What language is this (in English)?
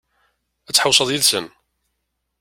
Kabyle